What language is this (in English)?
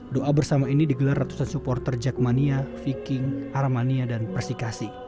Indonesian